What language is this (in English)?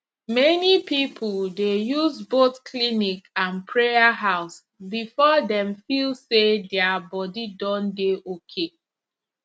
Nigerian Pidgin